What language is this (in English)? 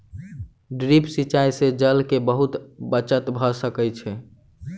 Maithili